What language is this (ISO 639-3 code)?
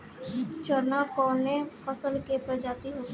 bho